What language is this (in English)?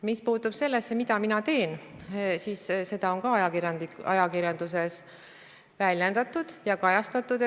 Estonian